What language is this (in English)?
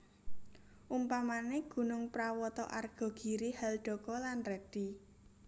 Javanese